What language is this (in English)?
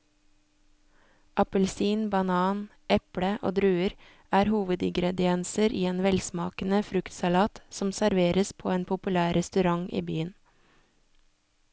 Norwegian